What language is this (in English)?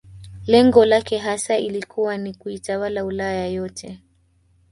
Swahili